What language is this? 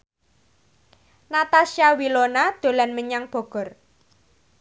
Javanese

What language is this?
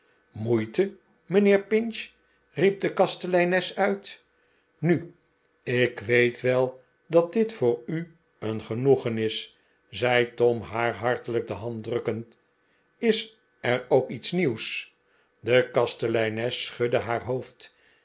Dutch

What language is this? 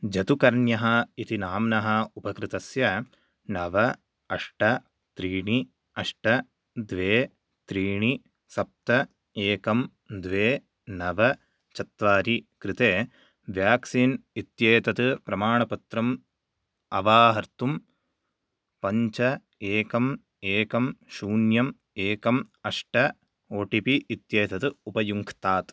Sanskrit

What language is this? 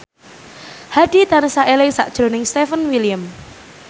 Javanese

